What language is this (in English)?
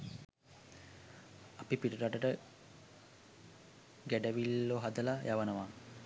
Sinhala